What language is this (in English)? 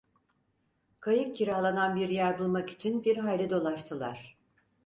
Turkish